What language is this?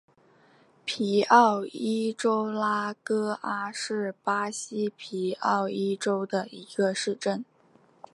Chinese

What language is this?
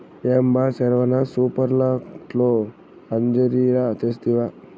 Telugu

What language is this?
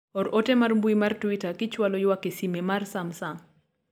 Luo (Kenya and Tanzania)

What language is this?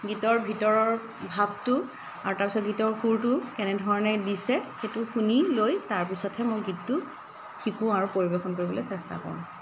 Assamese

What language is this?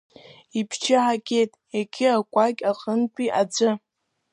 Abkhazian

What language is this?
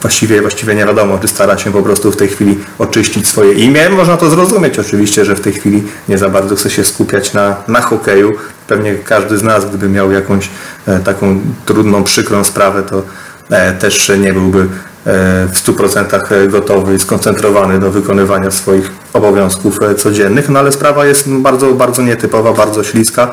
Polish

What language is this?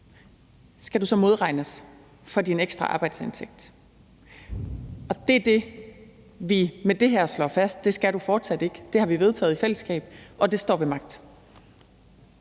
Danish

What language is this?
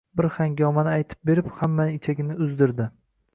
Uzbek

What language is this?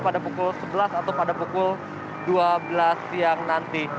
Indonesian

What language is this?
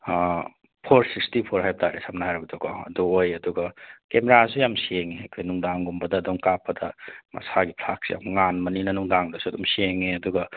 Manipuri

